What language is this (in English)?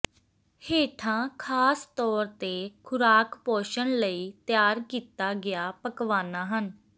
Punjabi